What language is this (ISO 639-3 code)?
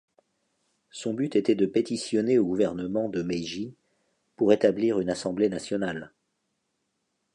fra